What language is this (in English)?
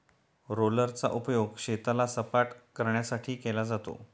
Marathi